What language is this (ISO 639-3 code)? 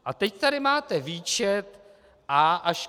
ces